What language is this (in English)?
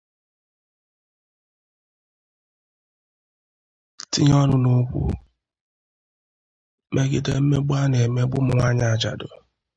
Igbo